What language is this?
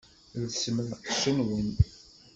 Kabyle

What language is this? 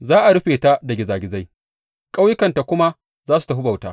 Hausa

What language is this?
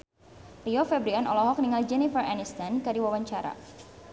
Sundanese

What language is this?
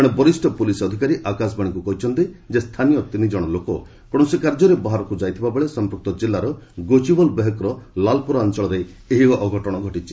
Odia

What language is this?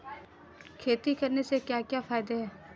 Hindi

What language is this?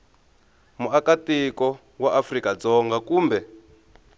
Tsonga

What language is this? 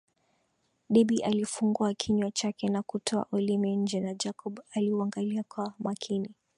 Swahili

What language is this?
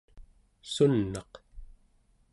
Central Yupik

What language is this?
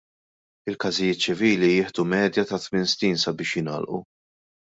Maltese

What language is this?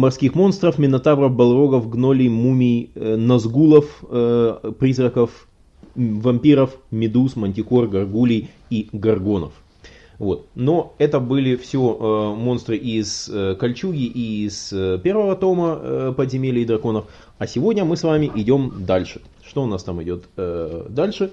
Russian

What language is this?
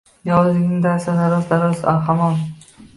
Uzbek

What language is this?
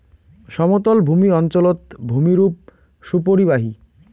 Bangla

